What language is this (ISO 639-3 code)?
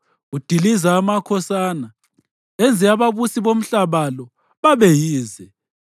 nde